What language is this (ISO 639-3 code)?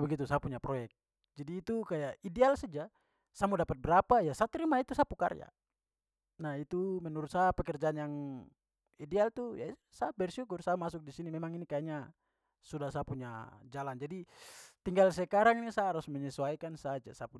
pmy